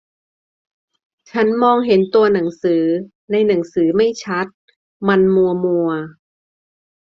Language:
Thai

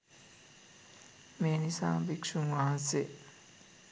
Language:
Sinhala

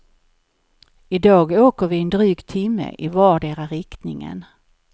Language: Swedish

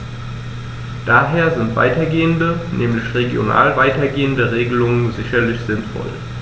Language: German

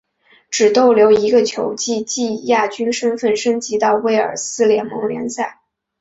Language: Chinese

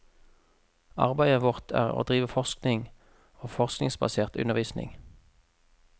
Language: Norwegian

